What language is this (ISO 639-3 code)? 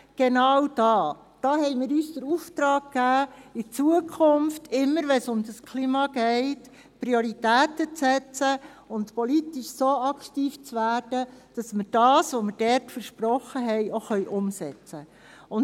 gsw